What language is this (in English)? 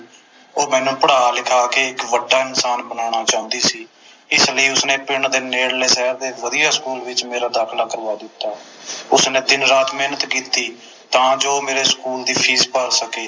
Punjabi